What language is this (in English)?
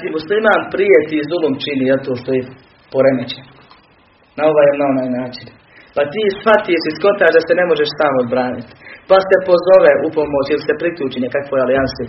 Croatian